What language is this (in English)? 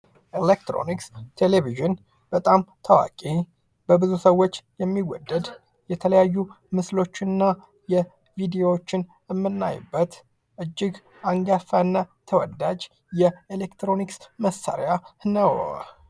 Amharic